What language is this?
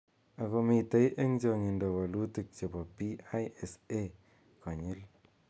Kalenjin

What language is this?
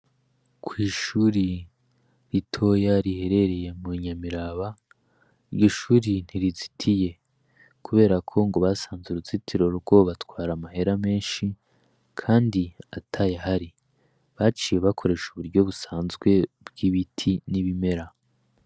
Rundi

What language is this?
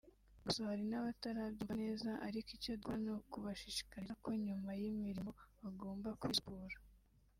Kinyarwanda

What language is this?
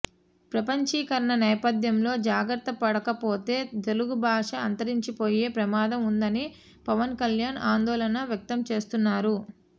Telugu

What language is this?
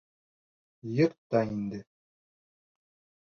Bashkir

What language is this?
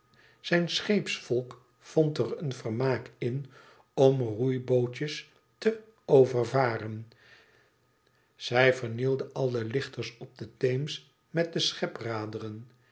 Dutch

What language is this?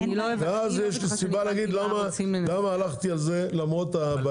Hebrew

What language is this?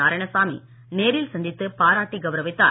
Tamil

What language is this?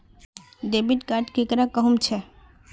Magahi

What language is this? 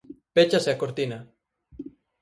Galician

